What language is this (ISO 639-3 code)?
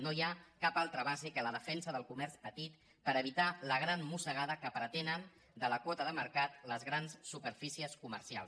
cat